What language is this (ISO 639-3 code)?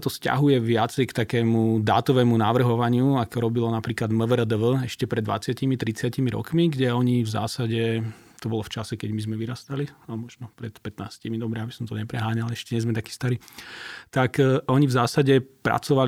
slk